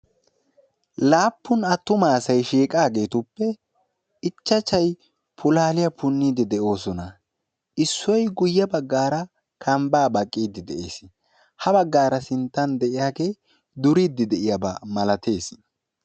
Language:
Wolaytta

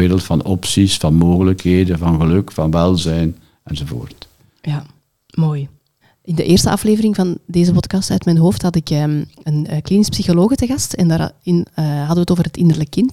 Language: Dutch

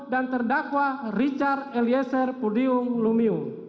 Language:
Indonesian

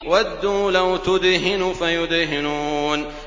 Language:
Arabic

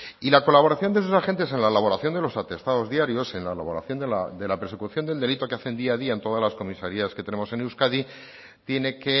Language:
Spanish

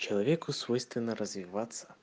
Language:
Russian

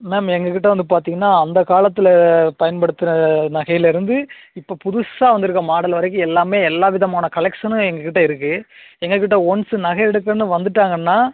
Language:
Tamil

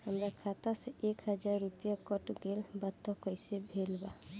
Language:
Bhojpuri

